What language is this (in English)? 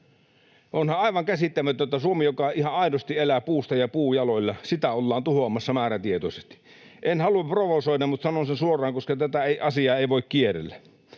Finnish